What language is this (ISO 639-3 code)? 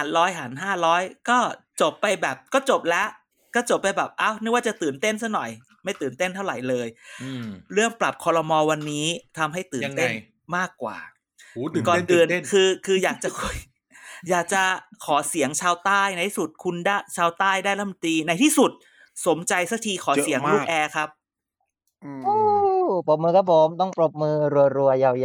tha